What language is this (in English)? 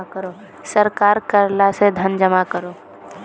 Magahi